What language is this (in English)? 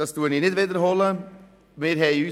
Swiss German